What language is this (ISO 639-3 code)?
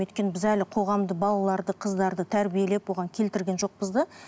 kaz